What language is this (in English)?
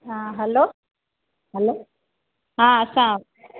Sindhi